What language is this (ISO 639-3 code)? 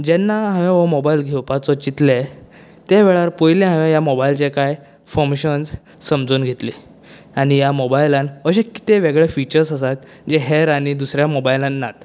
kok